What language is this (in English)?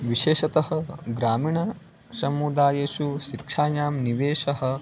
Sanskrit